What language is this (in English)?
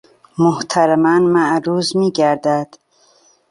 Persian